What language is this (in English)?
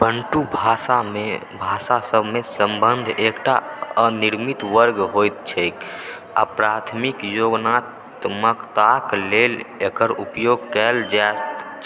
Maithili